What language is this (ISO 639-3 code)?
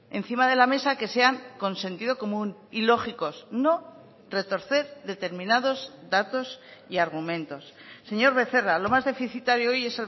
spa